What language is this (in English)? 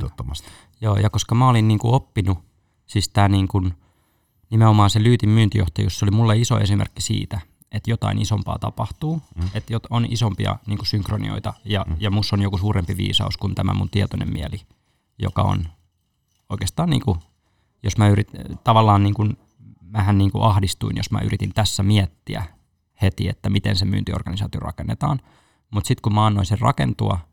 Finnish